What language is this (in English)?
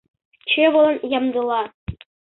Mari